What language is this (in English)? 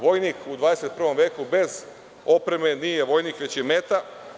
Serbian